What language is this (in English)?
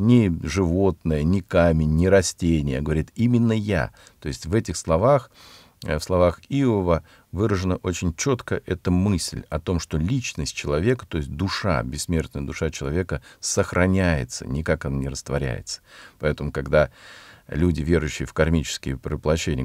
Russian